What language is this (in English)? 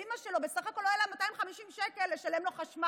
Hebrew